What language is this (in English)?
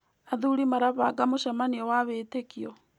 Kikuyu